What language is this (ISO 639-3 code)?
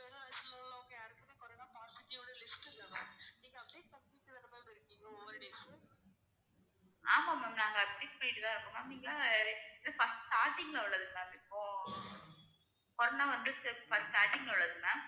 tam